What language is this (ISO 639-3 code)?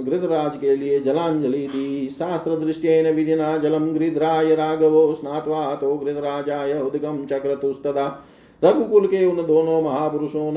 hin